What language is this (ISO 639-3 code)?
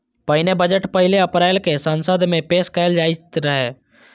mai